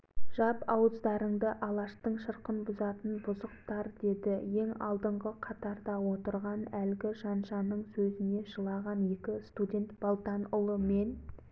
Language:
Kazakh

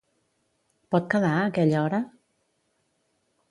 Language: Catalan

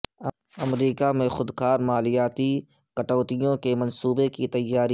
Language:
Urdu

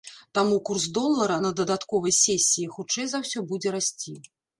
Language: Belarusian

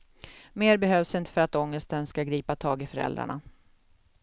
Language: Swedish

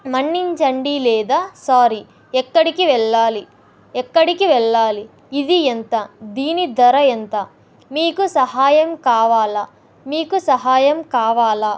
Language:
Telugu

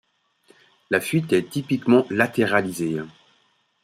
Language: French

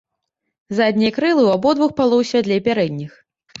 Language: Belarusian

